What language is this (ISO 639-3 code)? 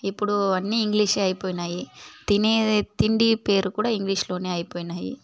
tel